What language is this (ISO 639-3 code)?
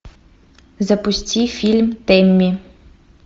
rus